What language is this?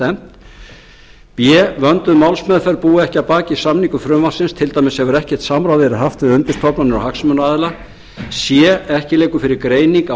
Icelandic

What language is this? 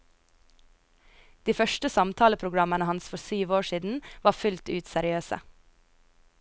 Norwegian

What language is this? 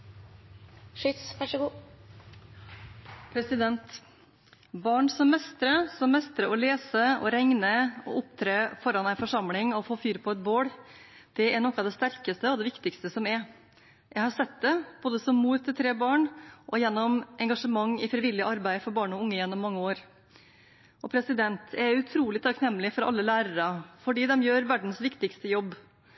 Norwegian Bokmål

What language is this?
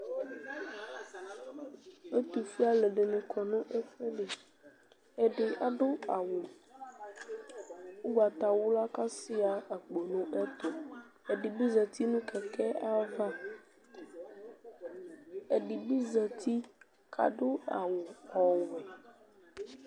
Ikposo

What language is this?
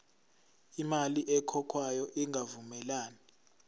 Zulu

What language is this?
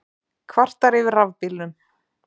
Icelandic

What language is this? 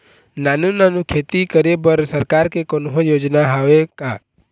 Chhattisgarhi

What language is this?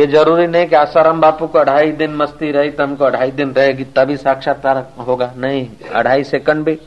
Hindi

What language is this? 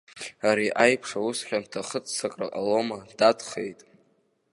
Abkhazian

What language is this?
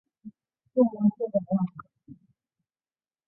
Chinese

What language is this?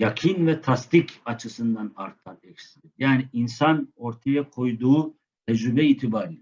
Turkish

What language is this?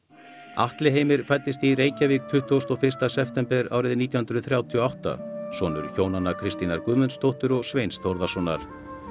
Icelandic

